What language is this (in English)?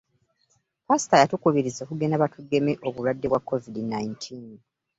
Ganda